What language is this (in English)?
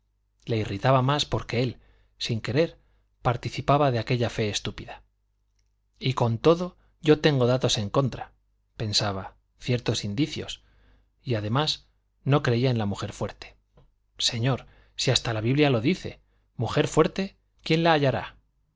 Spanish